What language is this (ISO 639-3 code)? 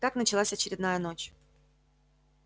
rus